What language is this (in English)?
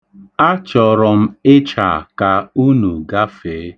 Igbo